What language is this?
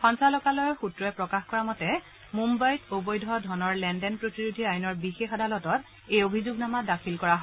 Assamese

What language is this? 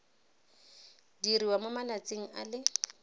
Tswana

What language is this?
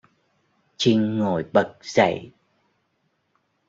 Vietnamese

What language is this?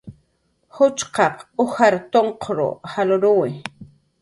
Jaqaru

